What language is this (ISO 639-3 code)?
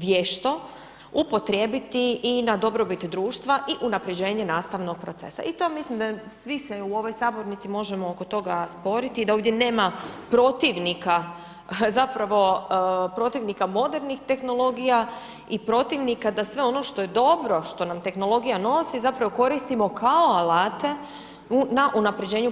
hrv